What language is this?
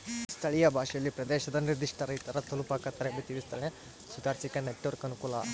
Kannada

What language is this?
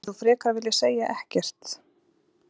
Icelandic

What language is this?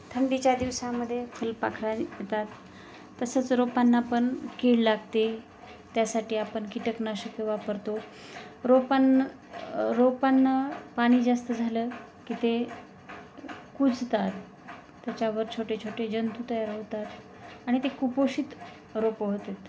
Marathi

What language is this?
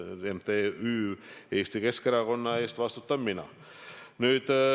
Estonian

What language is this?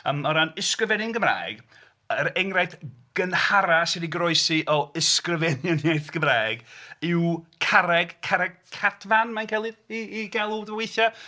Welsh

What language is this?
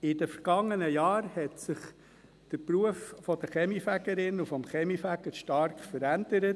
Swiss German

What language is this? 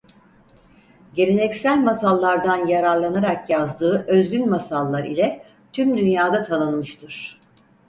Turkish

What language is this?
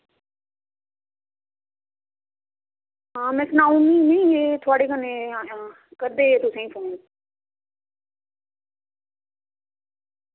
Dogri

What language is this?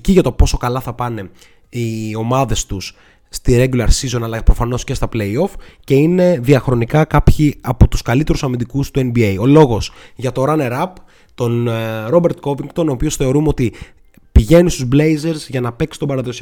Greek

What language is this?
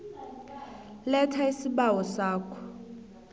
South Ndebele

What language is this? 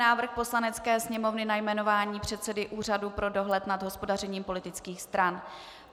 Czech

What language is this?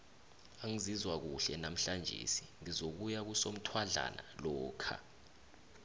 South Ndebele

